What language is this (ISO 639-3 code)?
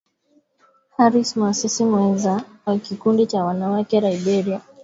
swa